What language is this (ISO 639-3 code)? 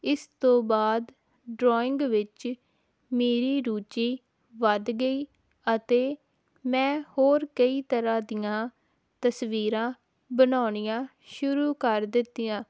pan